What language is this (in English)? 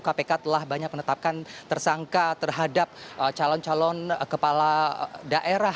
Indonesian